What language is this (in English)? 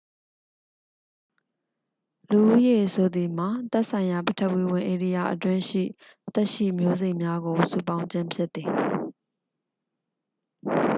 Burmese